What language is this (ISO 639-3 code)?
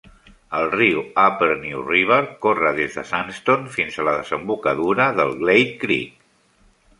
cat